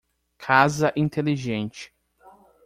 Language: Portuguese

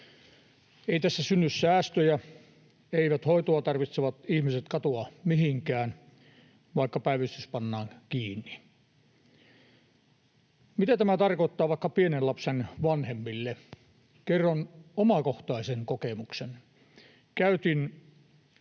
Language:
Finnish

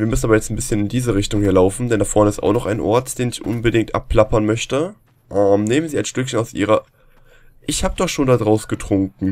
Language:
German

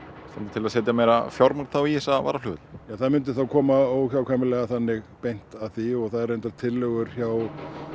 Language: Icelandic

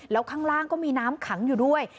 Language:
Thai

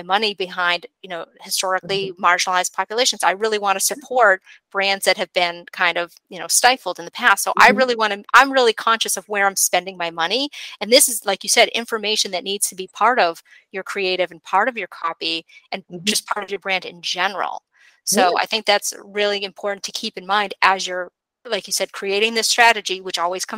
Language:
English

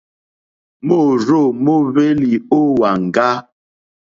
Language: Mokpwe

